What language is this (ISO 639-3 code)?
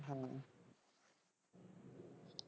pan